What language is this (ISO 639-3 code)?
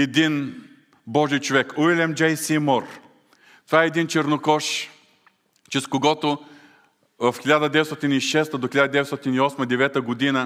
bul